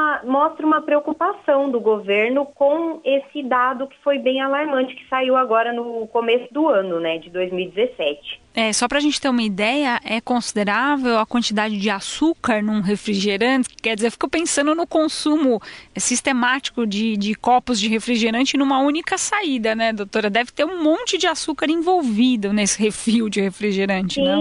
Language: Portuguese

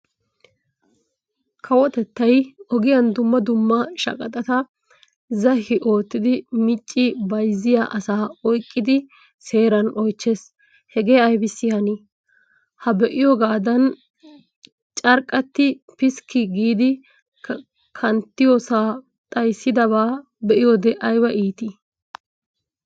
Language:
Wolaytta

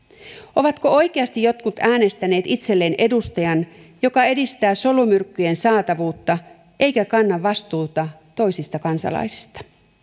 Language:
Finnish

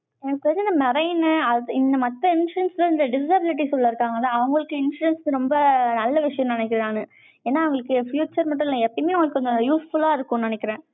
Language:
Tamil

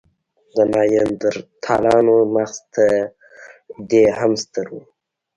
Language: Pashto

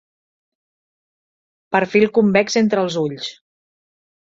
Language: Catalan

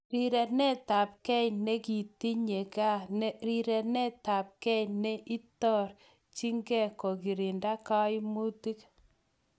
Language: Kalenjin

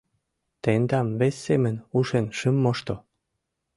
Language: Mari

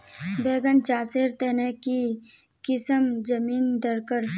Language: Magahi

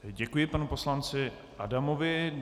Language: Czech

